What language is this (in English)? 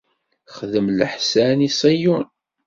Kabyle